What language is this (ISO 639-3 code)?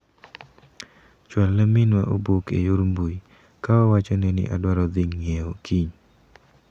luo